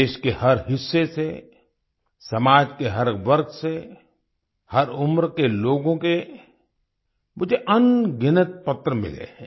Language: Hindi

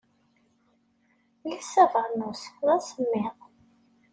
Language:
Kabyle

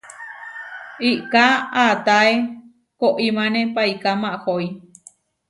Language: Huarijio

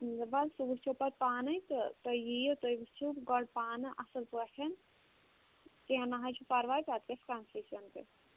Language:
Kashmiri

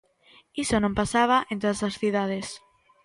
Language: Galician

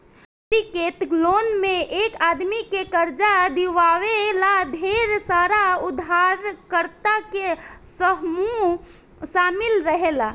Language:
Bhojpuri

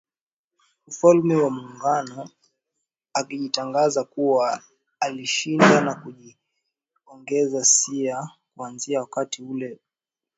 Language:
Swahili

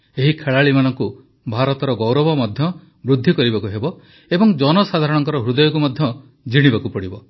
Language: Odia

